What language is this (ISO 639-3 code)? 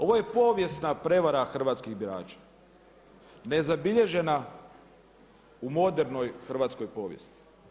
hrv